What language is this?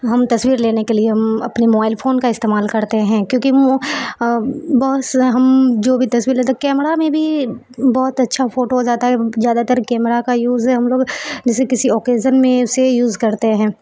Urdu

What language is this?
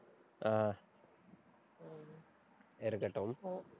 Tamil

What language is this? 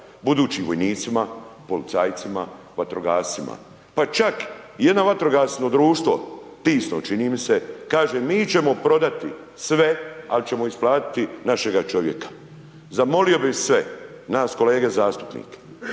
Croatian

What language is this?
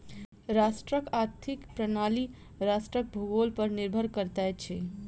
Maithili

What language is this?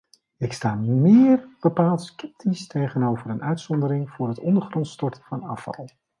Dutch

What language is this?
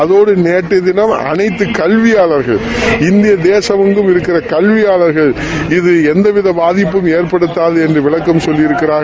Tamil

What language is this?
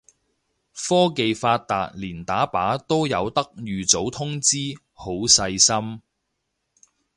Cantonese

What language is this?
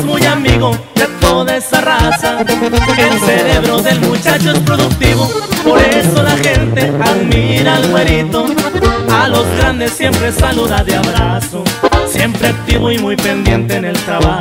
Spanish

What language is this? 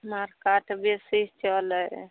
Maithili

